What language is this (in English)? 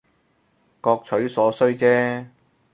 Cantonese